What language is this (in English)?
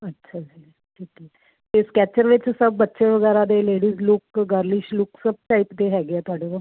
Punjabi